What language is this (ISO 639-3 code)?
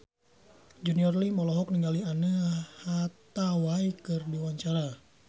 sun